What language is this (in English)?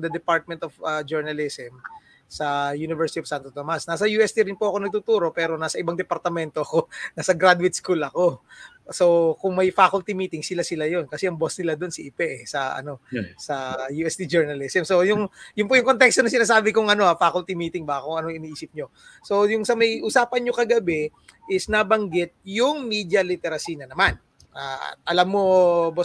Filipino